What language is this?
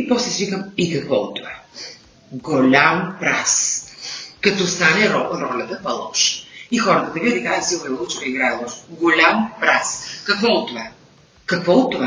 Bulgarian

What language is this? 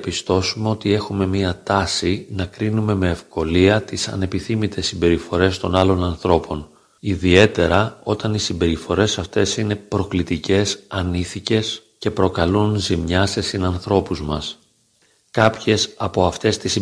Greek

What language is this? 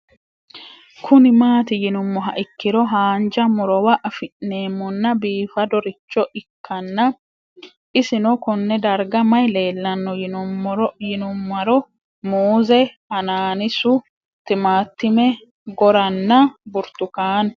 Sidamo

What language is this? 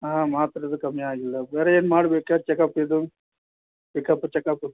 Kannada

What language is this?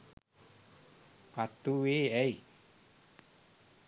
Sinhala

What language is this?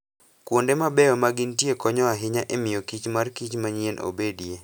Luo (Kenya and Tanzania)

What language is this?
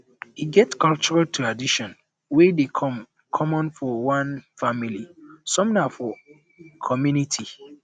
Nigerian Pidgin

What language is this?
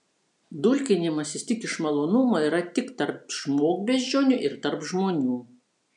Lithuanian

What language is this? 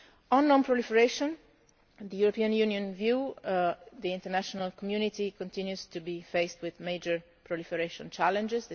English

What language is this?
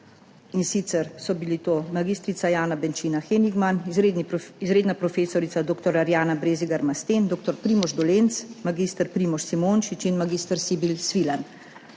Slovenian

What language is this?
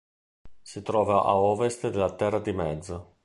Italian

